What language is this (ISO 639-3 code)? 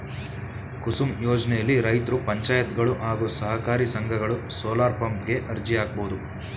kan